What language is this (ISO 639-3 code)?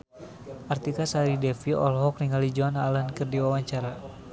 sun